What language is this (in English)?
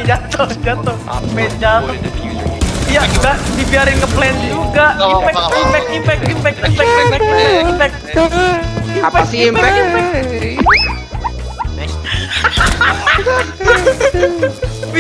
Indonesian